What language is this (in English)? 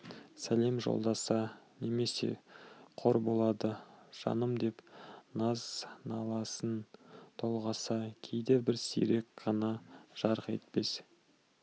Kazakh